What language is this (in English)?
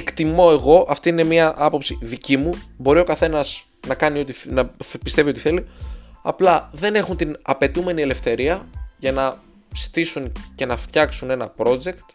Greek